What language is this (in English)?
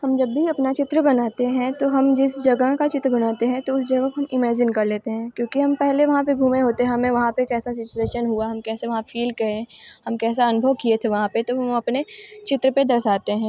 Hindi